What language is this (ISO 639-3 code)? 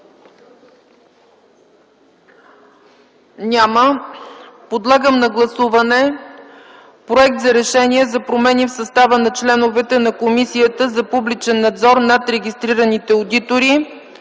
bul